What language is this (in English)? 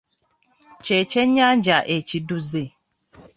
Ganda